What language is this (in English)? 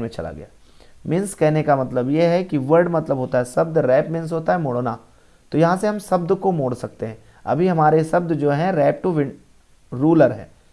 Hindi